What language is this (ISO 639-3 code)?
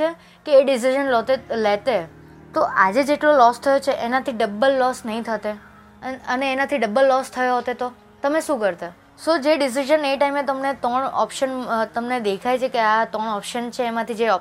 guj